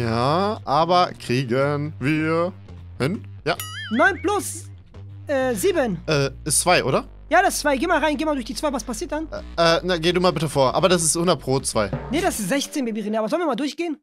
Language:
German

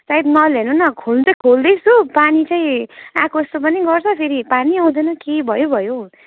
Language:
Nepali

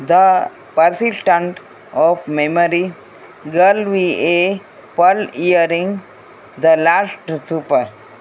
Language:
Gujarati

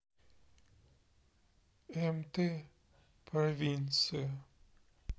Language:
Russian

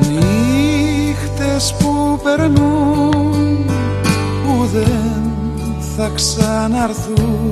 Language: Greek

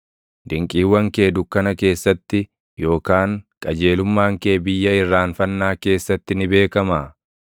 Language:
Oromo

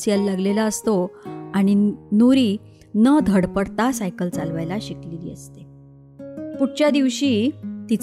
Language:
Marathi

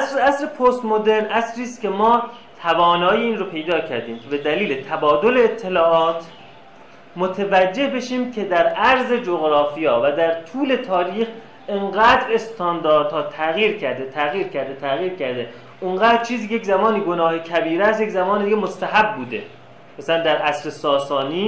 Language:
Persian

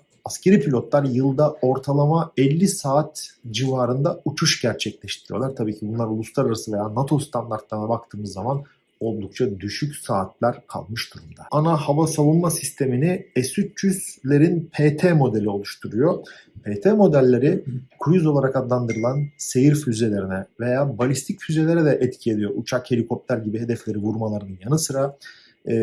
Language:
Turkish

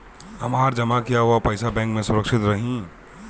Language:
Bhojpuri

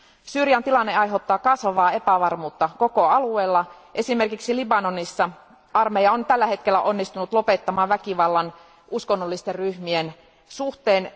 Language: Finnish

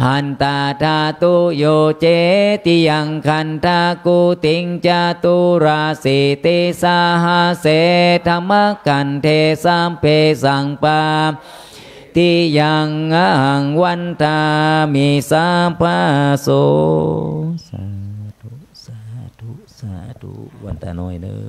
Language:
Thai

